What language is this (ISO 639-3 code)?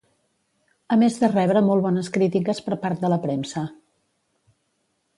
cat